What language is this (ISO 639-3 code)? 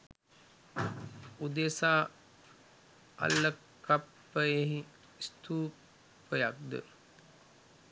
sin